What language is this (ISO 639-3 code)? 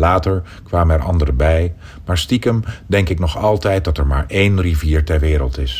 nld